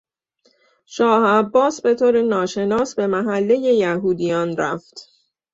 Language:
Persian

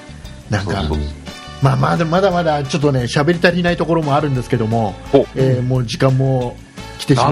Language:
Japanese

